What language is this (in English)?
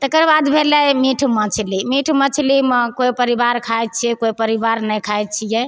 Maithili